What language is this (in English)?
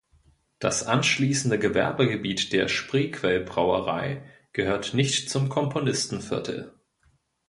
German